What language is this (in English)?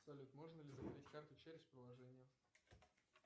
Russian